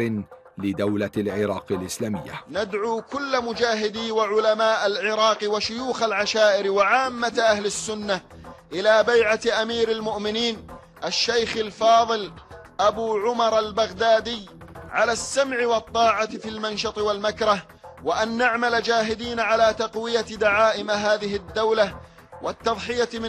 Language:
Arabic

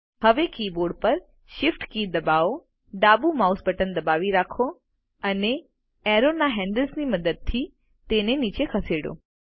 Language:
Gujarati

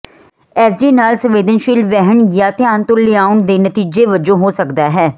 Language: Punjabi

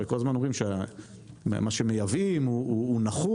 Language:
Hebrew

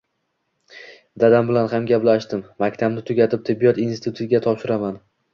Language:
Uzbek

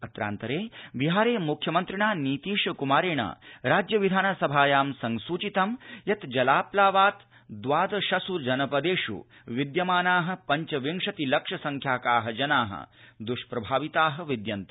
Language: Sanskrit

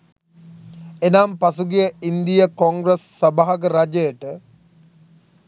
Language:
Sinhala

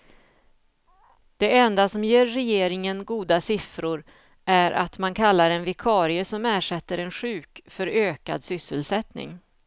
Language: Swedish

